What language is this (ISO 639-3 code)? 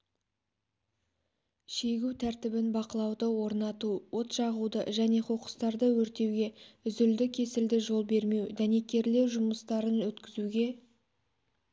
kaz